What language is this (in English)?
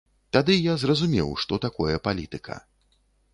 Belarusian